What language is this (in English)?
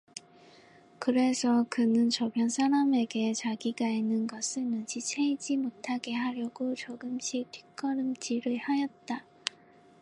Korean